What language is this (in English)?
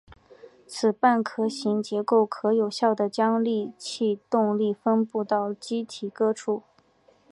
Chinese